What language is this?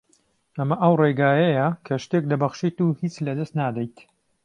Central Kurdish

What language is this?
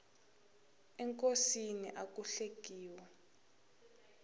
Tsonga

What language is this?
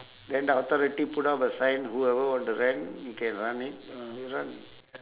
English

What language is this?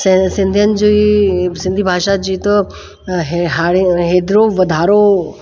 Sindhi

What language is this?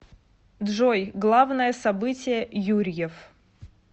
Russian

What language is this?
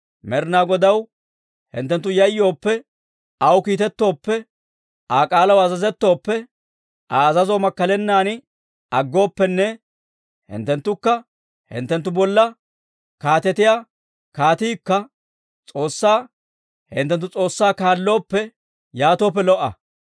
Dawro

